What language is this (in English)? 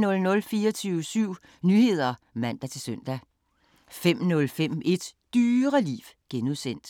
Danish